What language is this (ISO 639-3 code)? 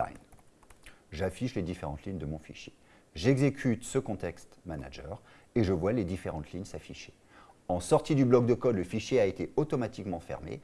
fra